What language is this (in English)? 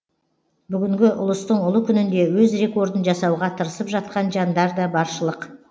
Kazakh